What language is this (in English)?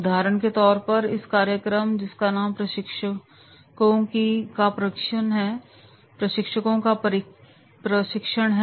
Hindi